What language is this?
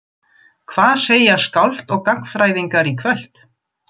Icelandic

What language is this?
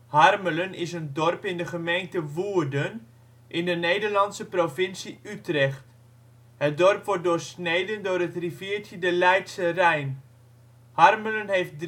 Dutch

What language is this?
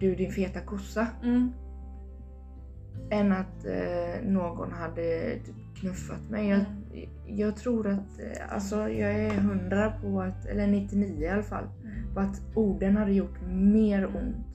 Swedish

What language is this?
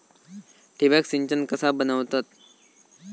Marathi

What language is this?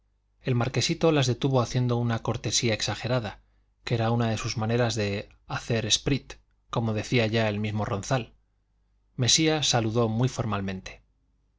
Spanish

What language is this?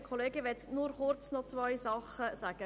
Swiss German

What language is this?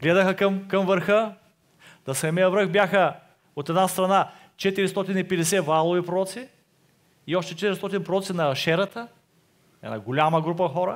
Bulgarian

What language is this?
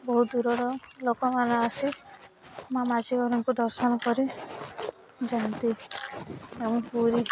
Odia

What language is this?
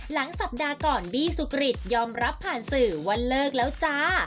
Thai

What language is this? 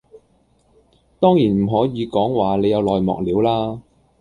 Cantonese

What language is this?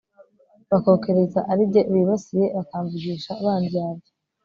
Kinyarwanda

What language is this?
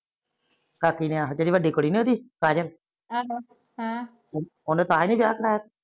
Punjabi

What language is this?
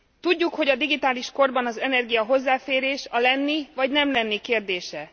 Hungarian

